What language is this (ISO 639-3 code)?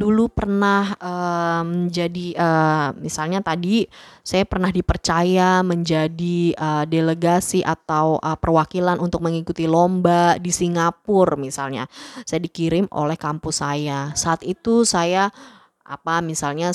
ind